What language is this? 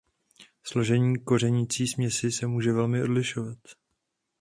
Czech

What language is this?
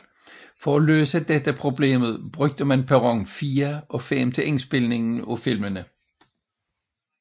Danish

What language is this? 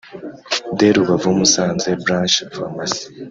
Kinyarwanda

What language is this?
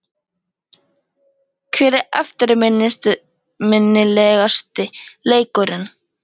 Icelandic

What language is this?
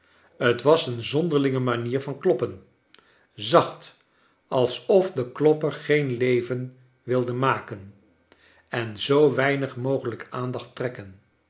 Dutch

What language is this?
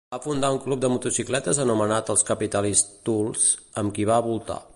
Catalan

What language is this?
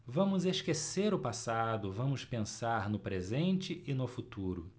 Portuguese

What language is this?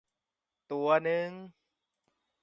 Thai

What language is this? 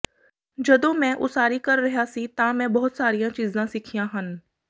Punjabi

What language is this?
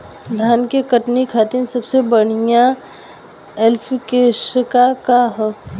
Bhojpuri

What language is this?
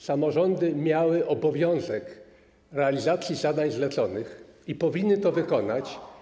Polish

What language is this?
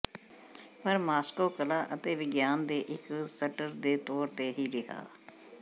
Punjabi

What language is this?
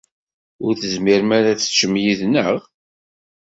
Kabyle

